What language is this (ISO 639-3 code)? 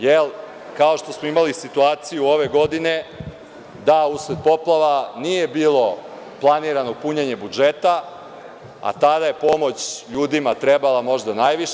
srp